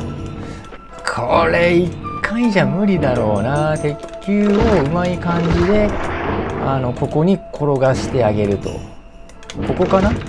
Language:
Japanese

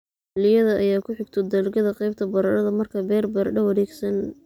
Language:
Somali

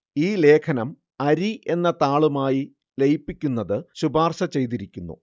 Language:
Malayalam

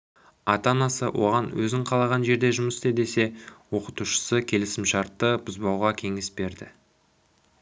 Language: Kazakh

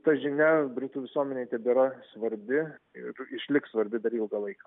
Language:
Lithuanian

